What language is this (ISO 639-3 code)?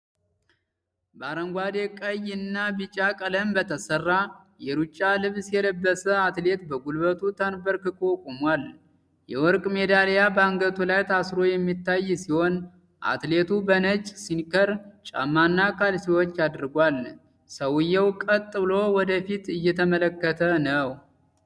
amh